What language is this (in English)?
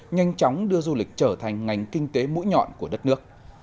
Vietnamese